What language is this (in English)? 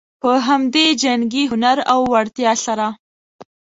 Pashto